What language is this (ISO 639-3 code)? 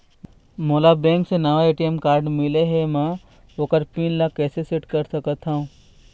hne